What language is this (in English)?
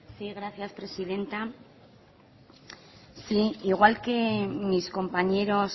Spanish